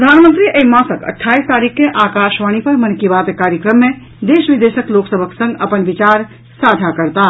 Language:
Maithili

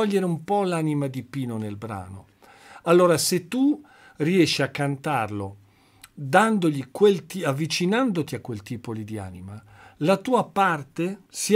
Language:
Italian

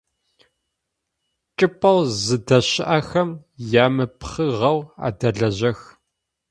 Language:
Adyghe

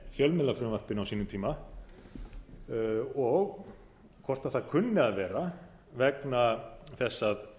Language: Icelandic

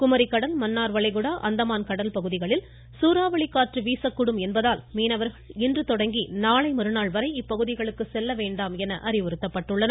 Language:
Tamil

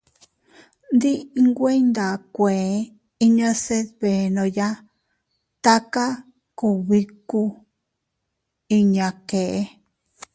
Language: Teutila Cuicatec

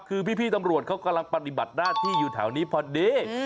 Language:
Thai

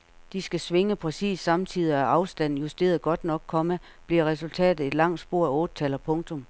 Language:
Danish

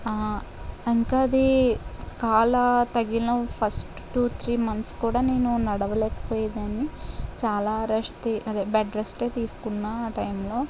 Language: Telugu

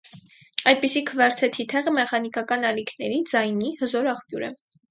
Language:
Armenian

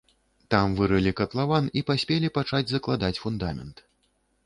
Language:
Belarusian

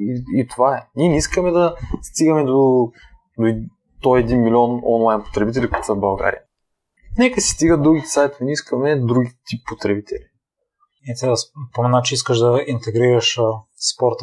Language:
Bulgarian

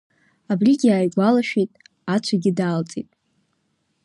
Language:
Abkhazian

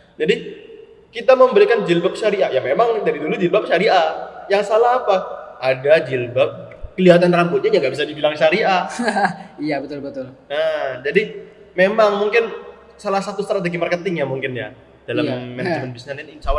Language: Indonesian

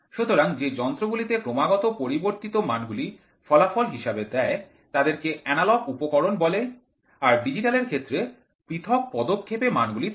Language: Bangla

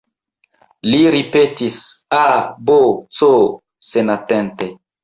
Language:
Esperanto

